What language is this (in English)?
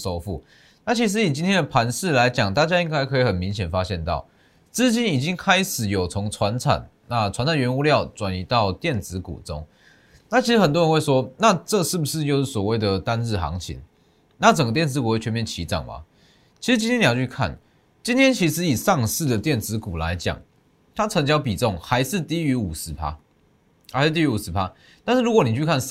Chinese